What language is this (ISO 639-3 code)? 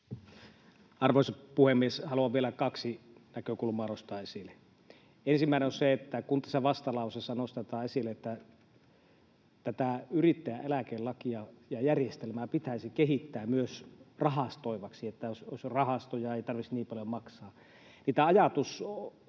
fin